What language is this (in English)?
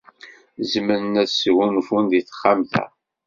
Kabyle